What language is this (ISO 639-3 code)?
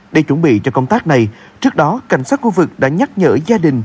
vie